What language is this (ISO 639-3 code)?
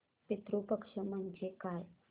mar